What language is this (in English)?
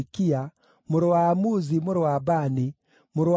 Kikuyu